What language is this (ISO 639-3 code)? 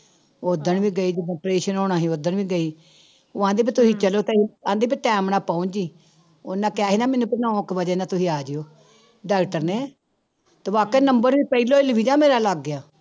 pan